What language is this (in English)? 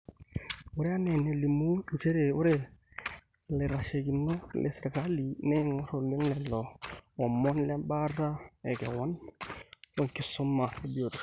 Masai